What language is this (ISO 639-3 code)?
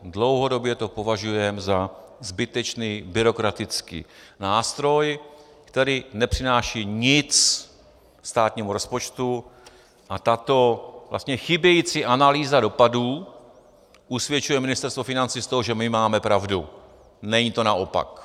ces